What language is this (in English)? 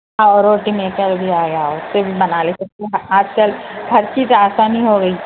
Urdu